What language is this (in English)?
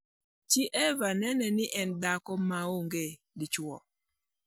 Luo (Kenya and Tanzania)